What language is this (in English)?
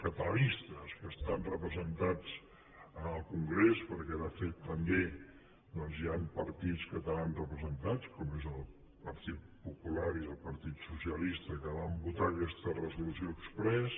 Catalan